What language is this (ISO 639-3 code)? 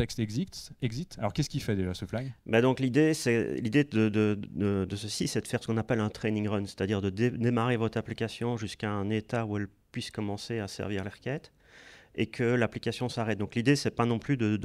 fra